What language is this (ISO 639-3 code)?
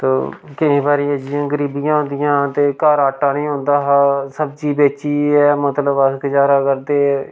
doi